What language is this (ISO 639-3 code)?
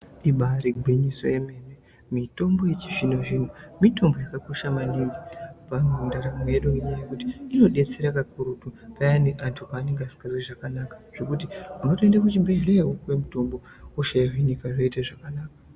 ndc